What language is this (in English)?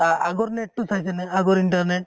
Assamese